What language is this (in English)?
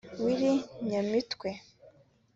Kinyarwanda